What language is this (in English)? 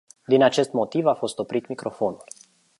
Romanian